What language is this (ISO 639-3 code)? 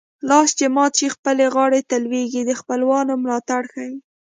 pus